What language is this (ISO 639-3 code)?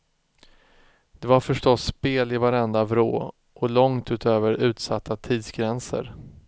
swe